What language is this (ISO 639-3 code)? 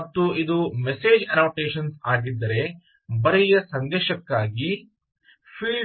kan